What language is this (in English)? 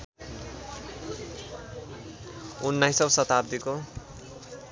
Nepali